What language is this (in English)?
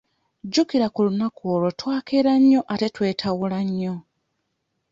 Ganda